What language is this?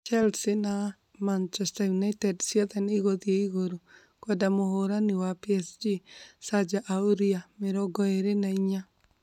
Kikuyu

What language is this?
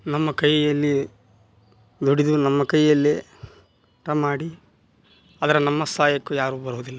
Kannada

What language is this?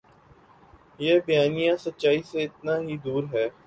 Urdu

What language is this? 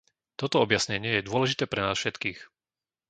Slovak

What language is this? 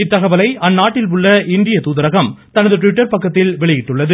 Tamil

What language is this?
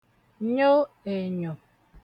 Igbo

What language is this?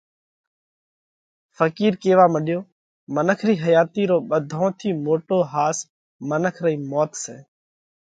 Parkari Koli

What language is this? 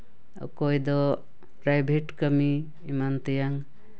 Santali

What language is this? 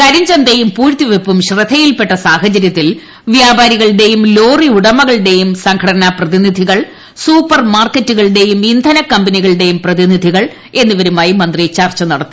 Malayalam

